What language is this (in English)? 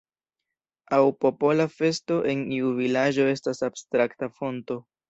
Esperanto